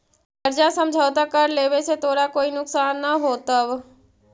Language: Magahi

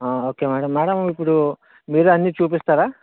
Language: Telugu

